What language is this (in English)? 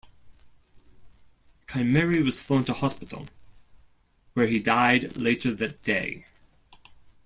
English